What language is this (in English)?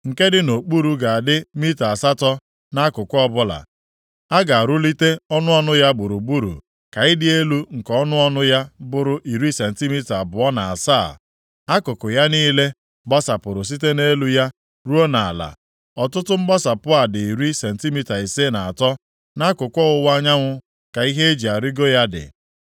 Igbo